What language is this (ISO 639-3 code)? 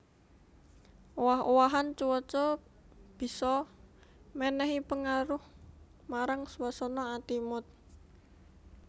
jav